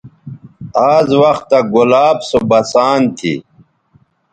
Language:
Bateri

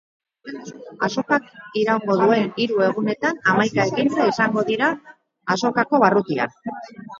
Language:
Basque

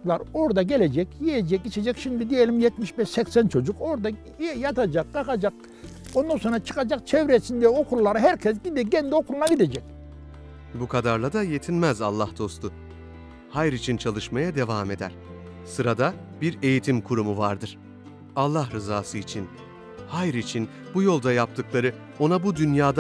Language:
Turkish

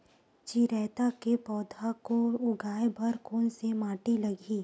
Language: Chhattisgarhi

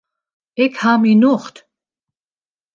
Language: Western Frisian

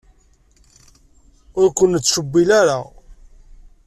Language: Kabyle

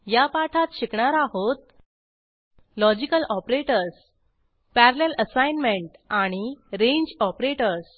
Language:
Marathi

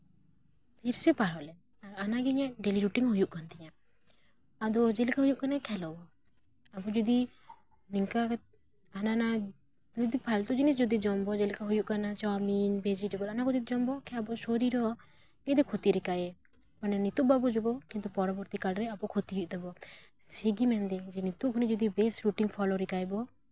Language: Santali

